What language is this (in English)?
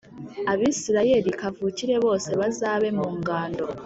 Kinyarwanda